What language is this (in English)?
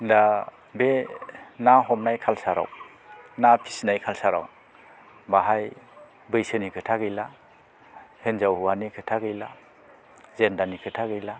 Bodo